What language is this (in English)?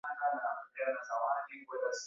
Swahili